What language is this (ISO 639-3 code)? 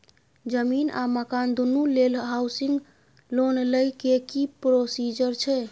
mai